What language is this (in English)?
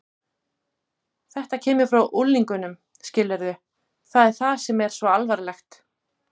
Icelandic